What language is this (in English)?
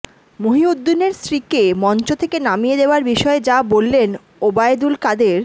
Bangla